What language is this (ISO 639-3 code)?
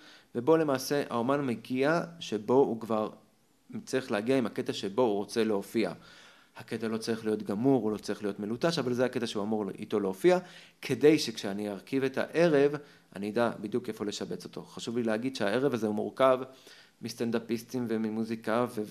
heb